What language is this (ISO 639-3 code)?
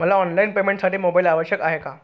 mar